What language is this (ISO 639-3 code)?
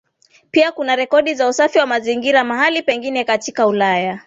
swa